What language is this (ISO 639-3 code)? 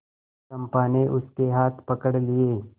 hin